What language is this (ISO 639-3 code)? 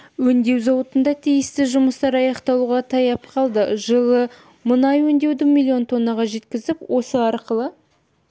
kaz